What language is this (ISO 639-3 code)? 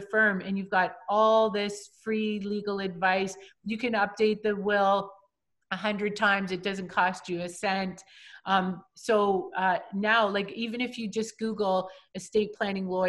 eng